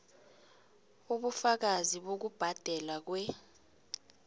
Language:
South Ndebele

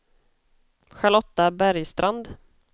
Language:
Swedish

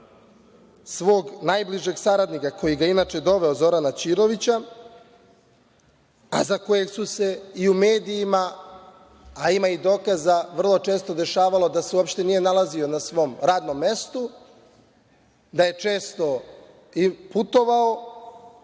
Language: Serbian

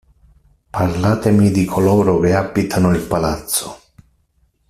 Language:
Italian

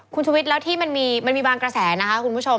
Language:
Thai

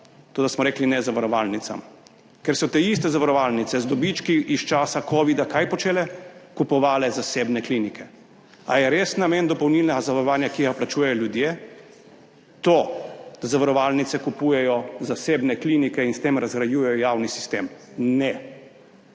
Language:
Slovenian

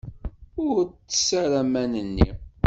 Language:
Kabyle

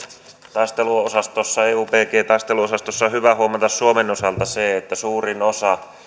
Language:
Finnish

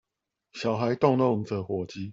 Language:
Chinese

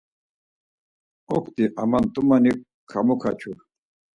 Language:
Laz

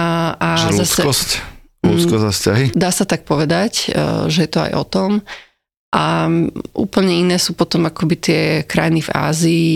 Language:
Slovak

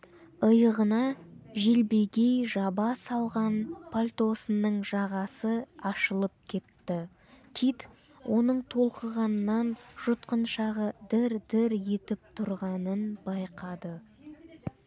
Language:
Kazakh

